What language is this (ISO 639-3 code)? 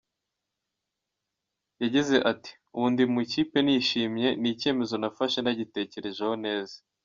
kin